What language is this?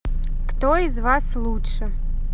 Russian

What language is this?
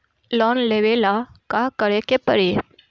Bhojpuri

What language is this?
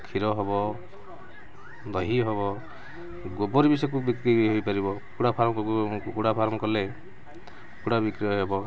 Odia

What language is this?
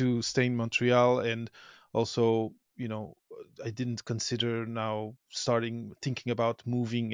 English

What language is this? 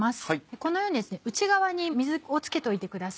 Japanese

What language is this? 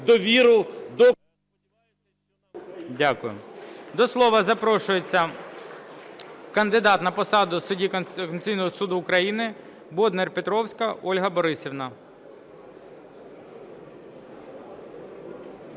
Ukrainian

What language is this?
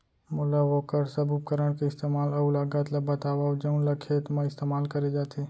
Chhattisgarhi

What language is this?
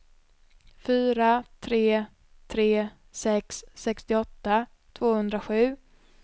Swedish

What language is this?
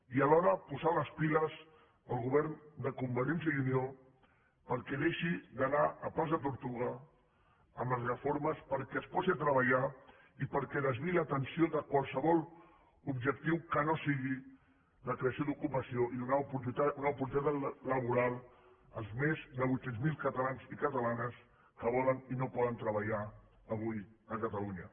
Catalan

